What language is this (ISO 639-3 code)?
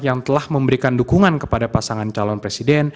ind